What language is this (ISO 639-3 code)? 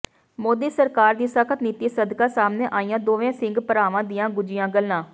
pan